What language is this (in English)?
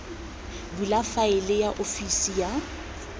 Tswana